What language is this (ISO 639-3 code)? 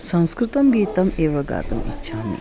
san